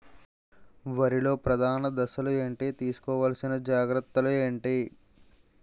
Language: Telugu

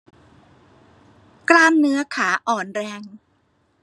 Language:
Thai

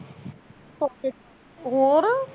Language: Punjabi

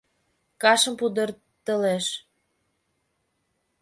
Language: Mari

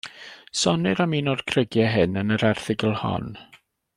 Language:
Welsh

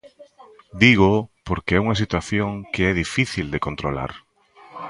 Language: Galician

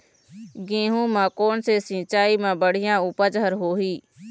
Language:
Chhattisgarhi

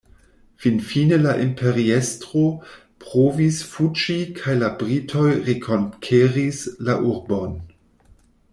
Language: Esperanto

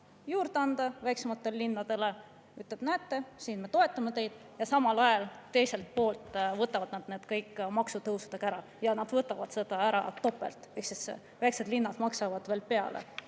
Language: Estonian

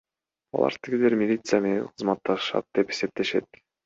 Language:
Kyrgyz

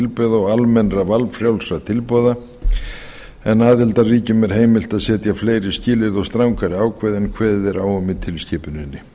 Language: Icelandic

